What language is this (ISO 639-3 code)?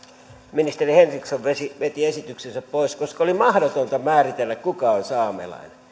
fin